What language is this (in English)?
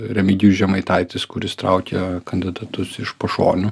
Lithuanian